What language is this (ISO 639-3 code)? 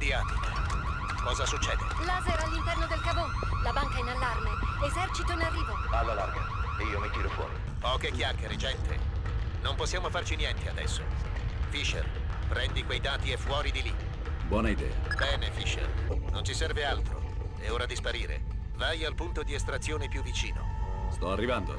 ita